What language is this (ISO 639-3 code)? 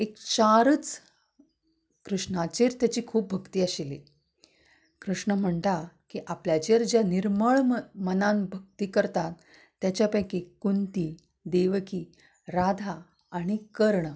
kok